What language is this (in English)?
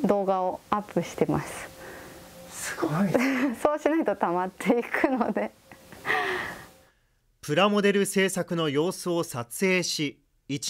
Japanese